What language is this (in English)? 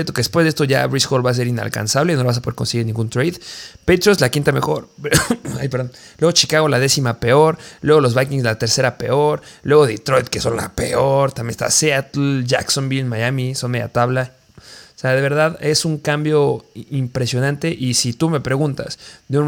Spanish